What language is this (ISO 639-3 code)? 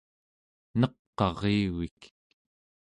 esu